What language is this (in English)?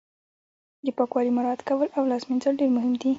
Pashto